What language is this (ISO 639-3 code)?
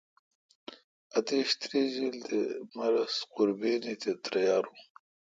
xka